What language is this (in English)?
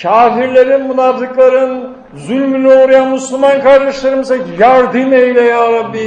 Turkish